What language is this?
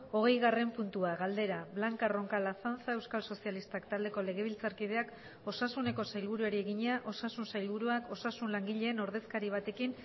Basque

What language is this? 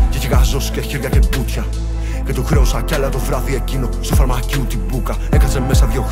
Greek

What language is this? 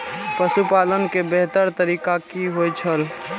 Maithili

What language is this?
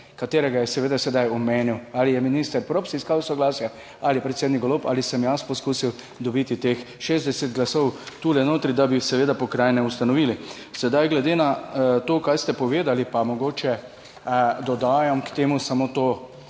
Slovenian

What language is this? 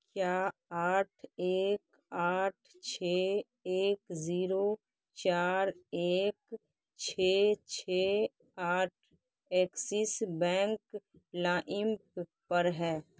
Urdu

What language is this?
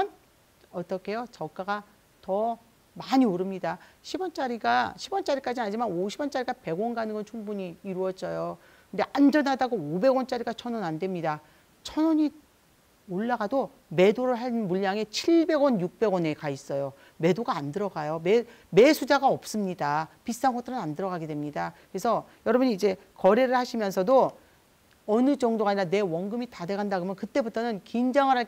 Korean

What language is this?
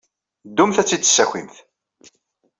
Kabyle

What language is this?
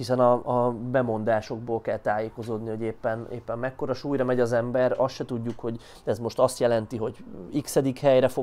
Hungarian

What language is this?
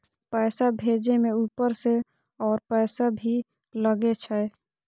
Maithili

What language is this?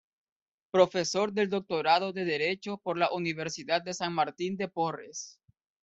Spanish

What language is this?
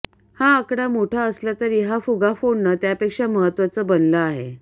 Marathi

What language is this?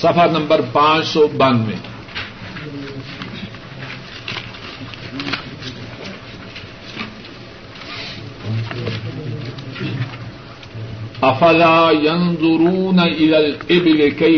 Urdu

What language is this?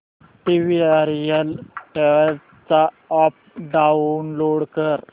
Marathi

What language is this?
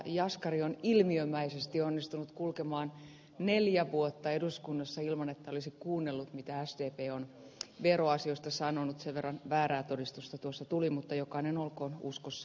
Finnish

